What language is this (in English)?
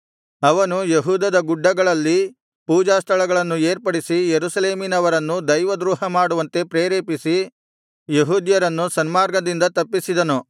Kannada